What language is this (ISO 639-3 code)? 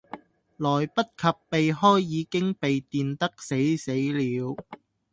yue